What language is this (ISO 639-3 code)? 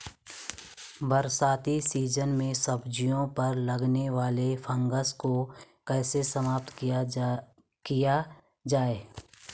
hin